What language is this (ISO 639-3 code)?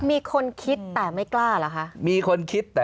tha